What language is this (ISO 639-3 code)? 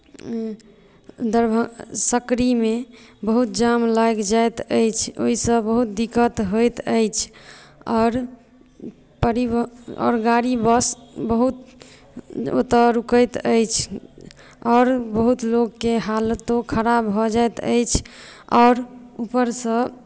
mai